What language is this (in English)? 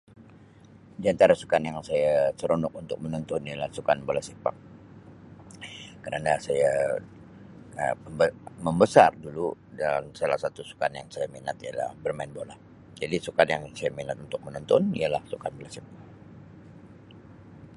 Sabah Malay